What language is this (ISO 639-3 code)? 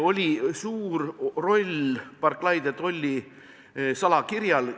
est